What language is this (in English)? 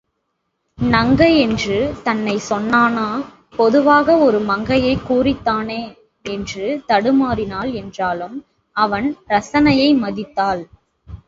Tamil